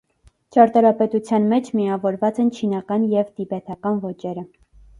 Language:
Armenian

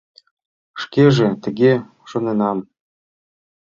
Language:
Mari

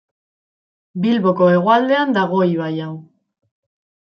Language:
Basque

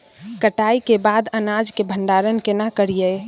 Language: Maithili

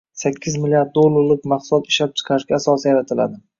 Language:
Uzbek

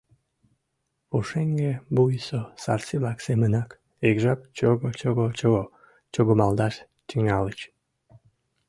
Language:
Mari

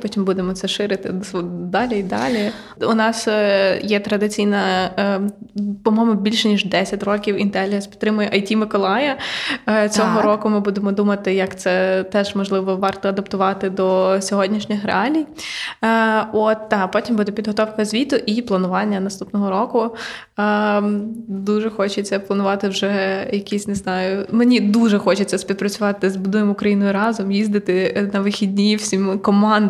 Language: Ukrainian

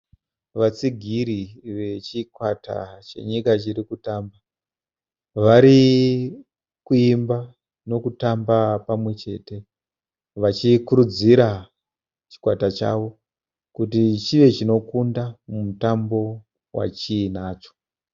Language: Shona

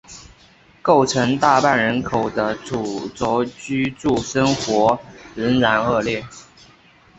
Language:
Chinese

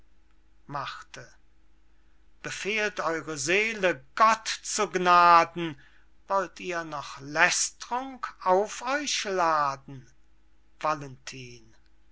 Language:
German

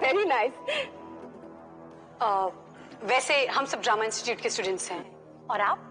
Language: Hindi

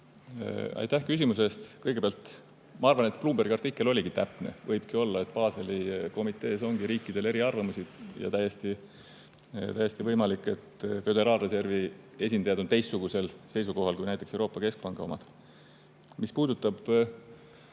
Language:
Estonian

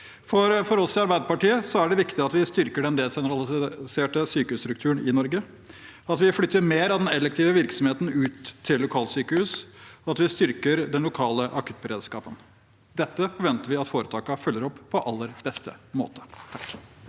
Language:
Norwegian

